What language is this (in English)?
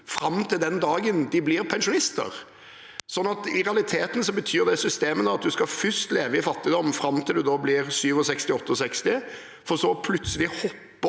Norwegian